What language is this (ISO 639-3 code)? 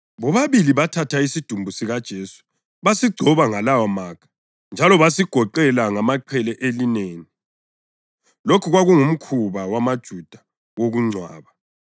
nde